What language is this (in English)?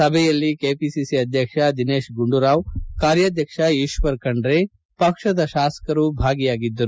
Kannada